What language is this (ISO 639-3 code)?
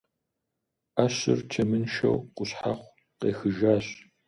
kbd